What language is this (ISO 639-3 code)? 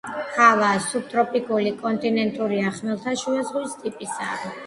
kat